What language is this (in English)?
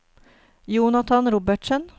Norwegian